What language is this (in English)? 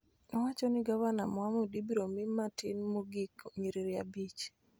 Luo (Kenya and Tanzania)